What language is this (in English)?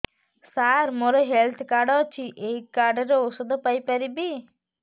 Odia